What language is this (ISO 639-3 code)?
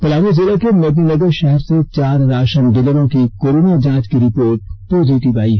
hin